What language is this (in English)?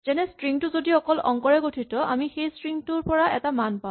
Assamese